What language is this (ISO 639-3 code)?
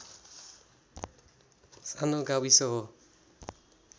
nep